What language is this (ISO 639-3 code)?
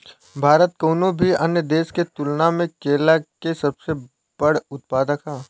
bho